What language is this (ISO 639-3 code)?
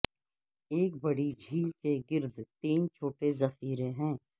urd